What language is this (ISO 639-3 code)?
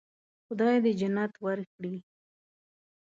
pus